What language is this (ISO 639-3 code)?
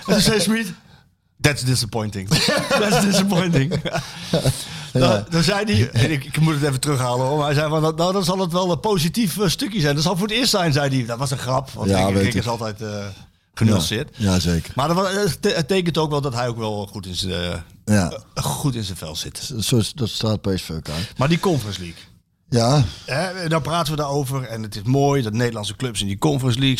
nld